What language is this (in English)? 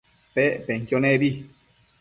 Matsés